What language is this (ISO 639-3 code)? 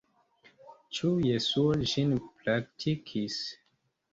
epo